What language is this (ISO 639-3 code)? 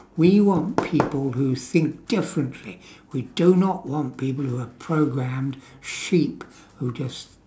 eng